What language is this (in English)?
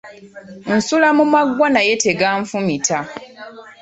Ganda